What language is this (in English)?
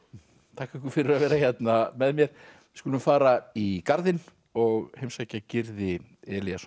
Icelandic